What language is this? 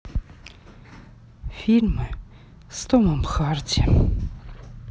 Russian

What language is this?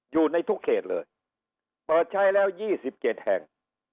Thai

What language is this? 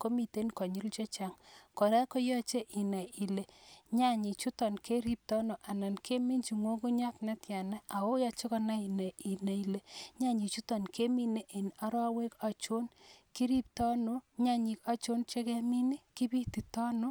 Kalenjin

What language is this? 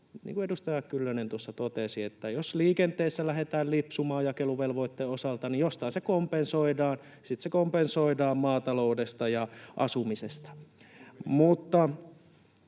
Finnish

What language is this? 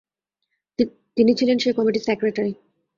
Bangla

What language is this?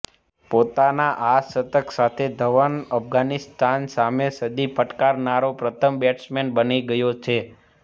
Gujarati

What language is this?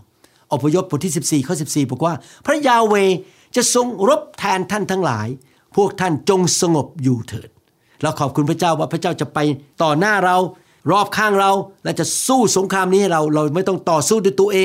Thai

